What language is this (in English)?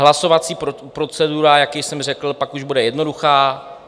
Czech